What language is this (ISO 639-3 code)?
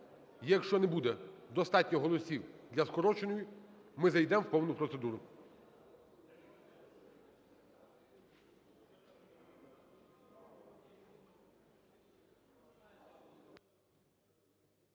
ukr